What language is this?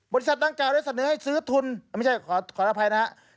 Thai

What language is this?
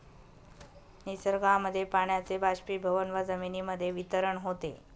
Marathi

